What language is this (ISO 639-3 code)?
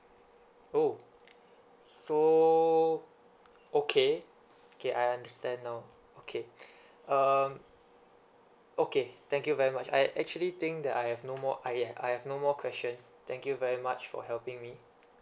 eng